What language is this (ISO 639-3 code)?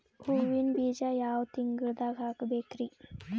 kan